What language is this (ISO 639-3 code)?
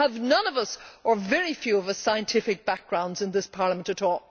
eng